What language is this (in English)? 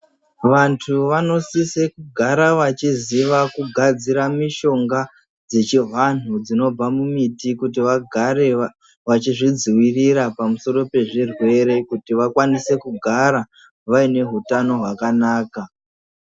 Ndau